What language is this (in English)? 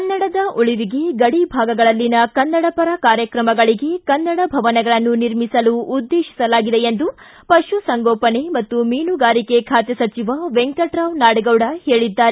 Kannada